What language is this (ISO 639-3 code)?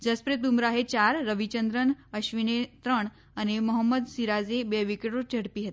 guj